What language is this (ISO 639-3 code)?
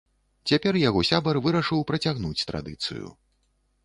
bel